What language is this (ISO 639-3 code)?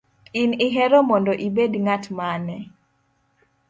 luo